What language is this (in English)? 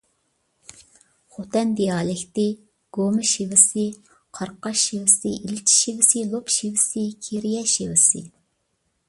Uyghur